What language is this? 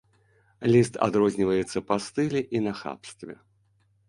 Belarusian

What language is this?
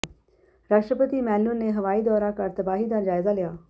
Punjabi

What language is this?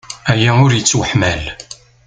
Kabyle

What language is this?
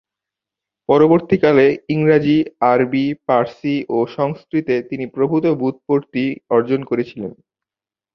Bangla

